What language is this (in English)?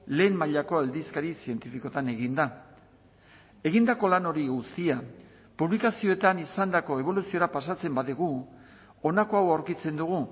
Basque